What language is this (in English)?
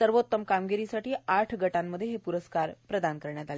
Marathi